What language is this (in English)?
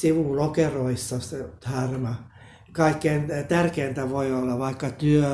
Finnish